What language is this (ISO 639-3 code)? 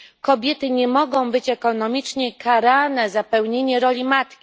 pol